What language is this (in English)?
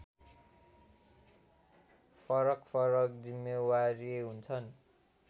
Nepali